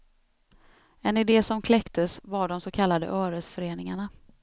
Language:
Swedish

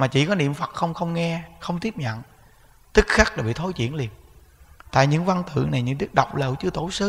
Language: Vietnamese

